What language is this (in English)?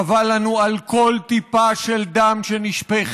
Hebrew